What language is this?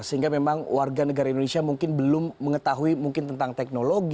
Indonesian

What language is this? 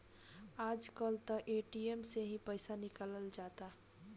Bhojpuri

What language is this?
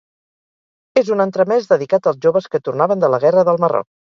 Catalan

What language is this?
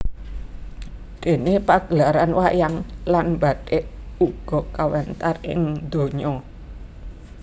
Javanese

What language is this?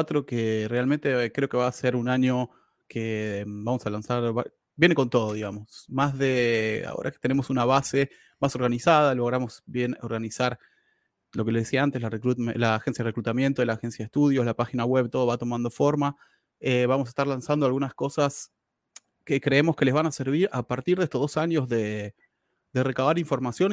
Spanish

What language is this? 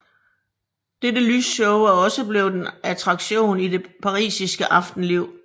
Danish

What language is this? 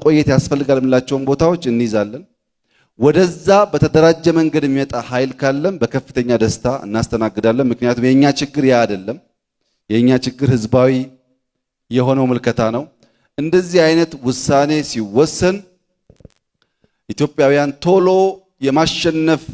Amharic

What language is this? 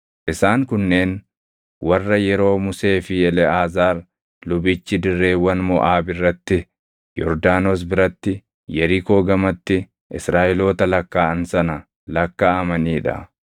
Oromo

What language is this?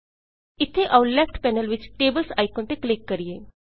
Punjabi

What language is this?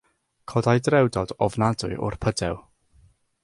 Welsh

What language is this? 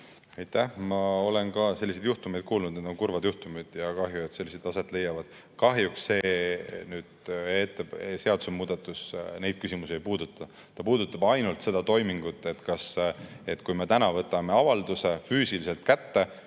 Estonian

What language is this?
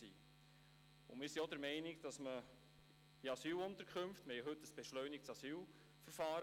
Swiss German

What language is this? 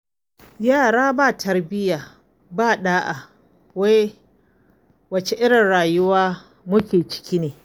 Hausa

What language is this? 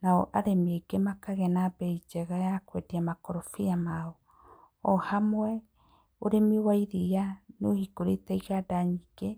Kikuyu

